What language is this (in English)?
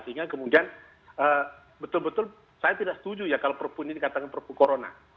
Indonesian